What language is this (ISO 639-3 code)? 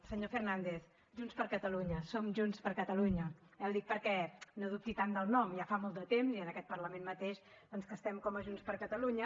cat